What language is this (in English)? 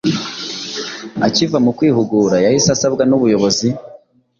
Kinyarwanda